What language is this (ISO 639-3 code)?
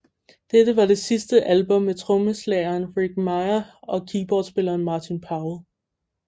dan